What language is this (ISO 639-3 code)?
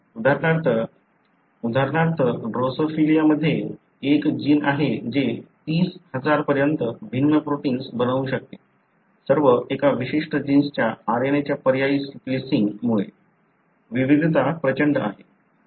mar